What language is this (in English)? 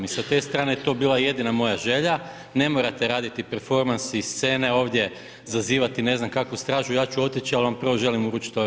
Croatian